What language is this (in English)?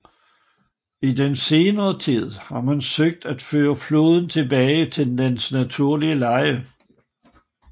Danish